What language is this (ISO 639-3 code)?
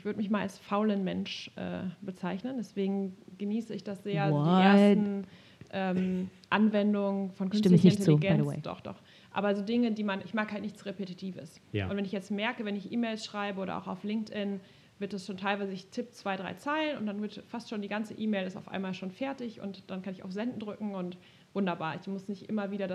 deu